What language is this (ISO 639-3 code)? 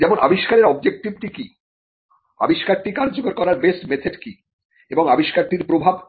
ben